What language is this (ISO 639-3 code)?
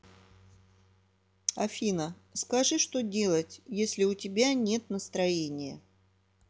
rus